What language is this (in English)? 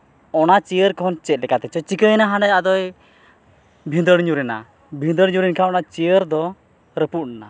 Santali